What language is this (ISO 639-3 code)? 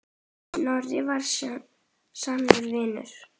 isl